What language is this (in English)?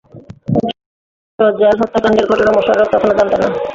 Bangla